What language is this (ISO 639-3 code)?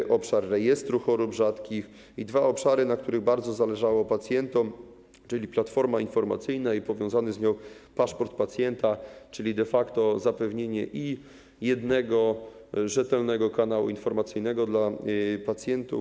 pol